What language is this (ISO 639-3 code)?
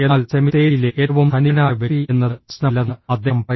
mal